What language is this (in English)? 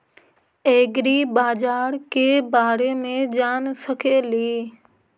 Magahi